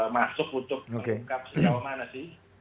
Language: Indonesian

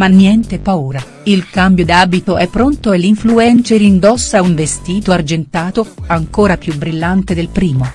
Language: Italian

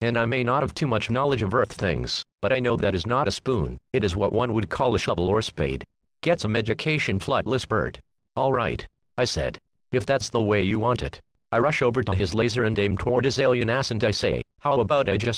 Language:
English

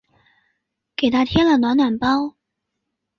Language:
Chinese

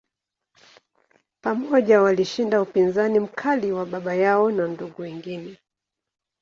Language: Swahili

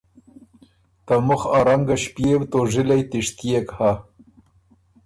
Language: Ormuri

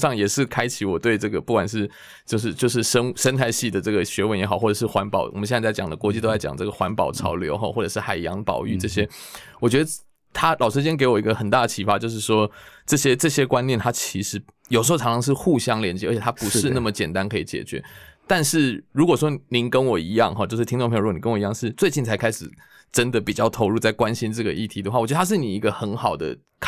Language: Chinese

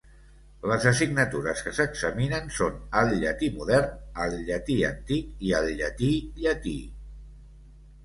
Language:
Catalan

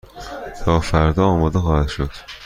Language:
Persian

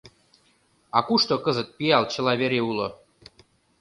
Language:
Mari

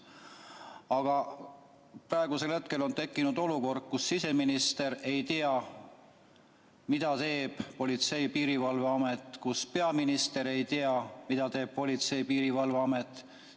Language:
Estonian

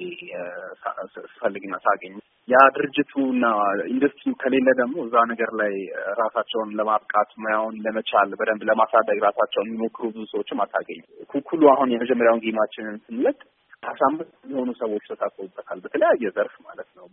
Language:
Amharic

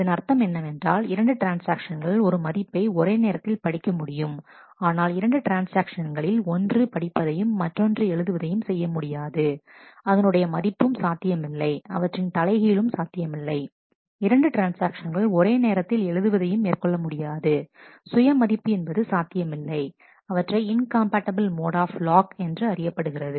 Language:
Tamil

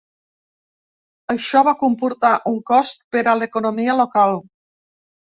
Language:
Catalan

